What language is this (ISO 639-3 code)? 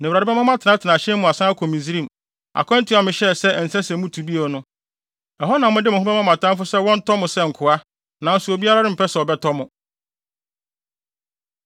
aka